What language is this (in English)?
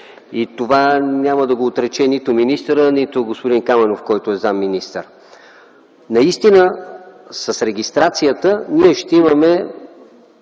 Bulgarian